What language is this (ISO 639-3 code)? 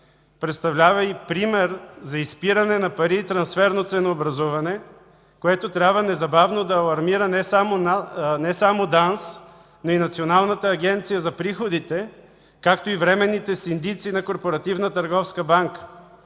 bul